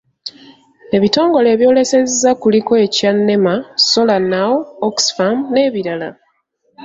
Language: Ganda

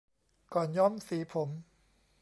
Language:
Thai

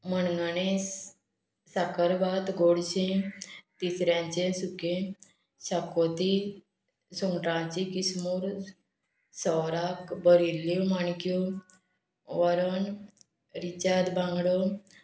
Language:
Konkani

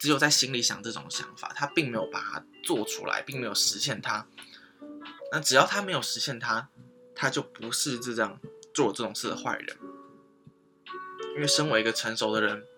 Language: Chinese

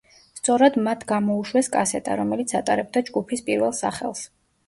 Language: Georgian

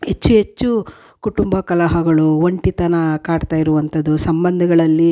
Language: Kannada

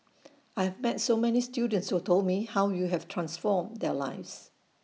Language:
English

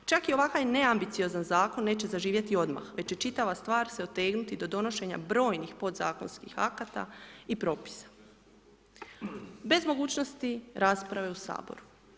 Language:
Croatian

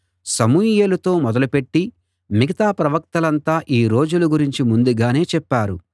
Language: Telugu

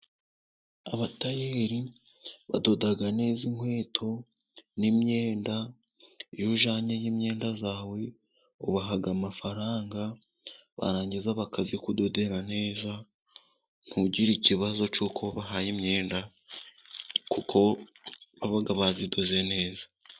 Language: Kinyarwanda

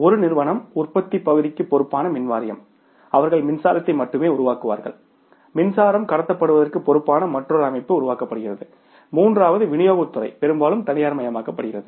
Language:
Tamil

